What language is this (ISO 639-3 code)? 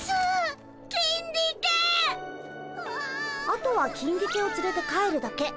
jpn